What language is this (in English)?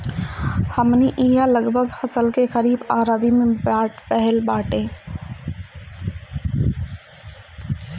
Bhojpuri